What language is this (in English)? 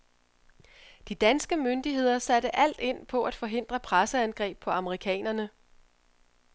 Danish